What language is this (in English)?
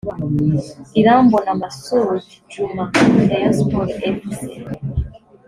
Kinyarwanda